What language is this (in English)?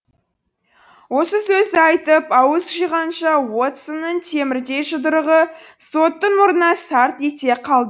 Kazakh